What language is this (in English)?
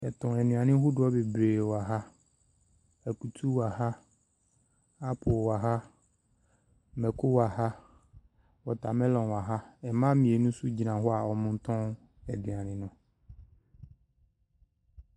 Akan